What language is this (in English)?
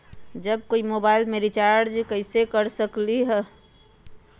Magahi